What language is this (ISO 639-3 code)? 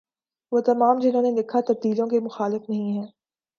urd